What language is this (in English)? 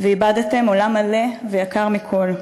Hebrew